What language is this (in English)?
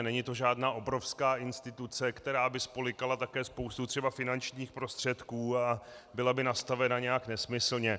Czech